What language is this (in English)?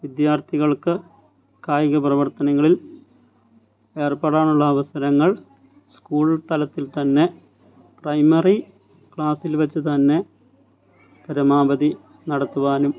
Malayalam